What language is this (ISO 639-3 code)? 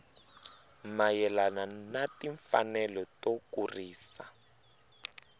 tso